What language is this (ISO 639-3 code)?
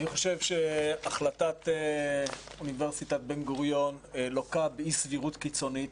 heb